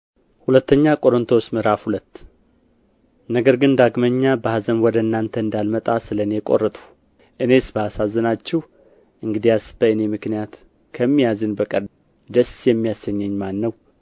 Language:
Amharic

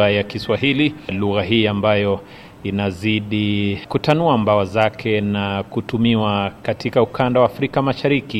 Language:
Swahili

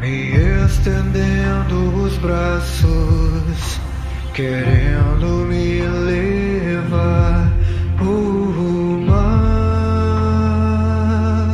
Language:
Romanian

